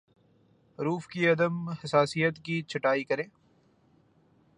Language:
Urdu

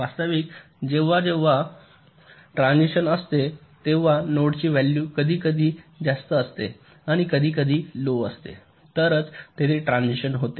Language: Marathi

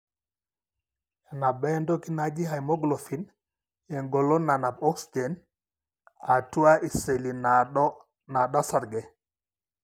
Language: Masai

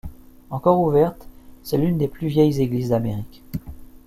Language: French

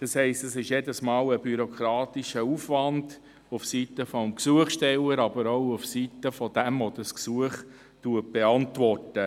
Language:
Swiss German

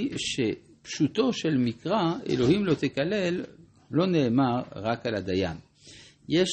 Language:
Hebrew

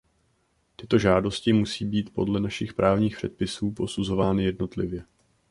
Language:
Czech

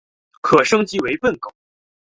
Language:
Chinese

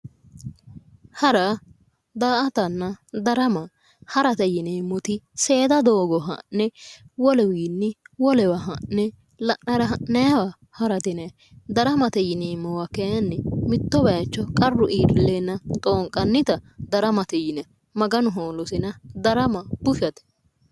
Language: Sidamo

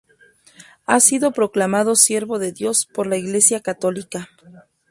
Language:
Spanish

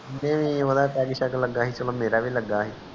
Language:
Punjabi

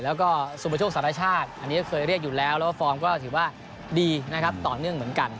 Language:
Thai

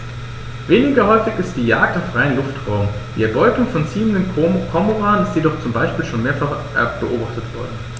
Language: German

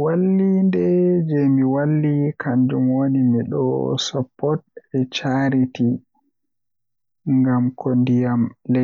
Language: Western Niger Fulfulde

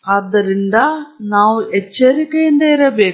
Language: Kannada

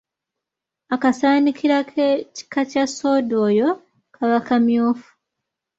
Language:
Ganda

